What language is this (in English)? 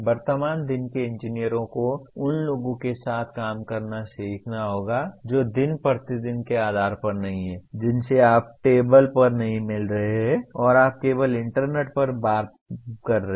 Hindi